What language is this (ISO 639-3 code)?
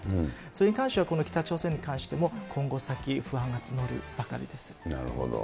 jpn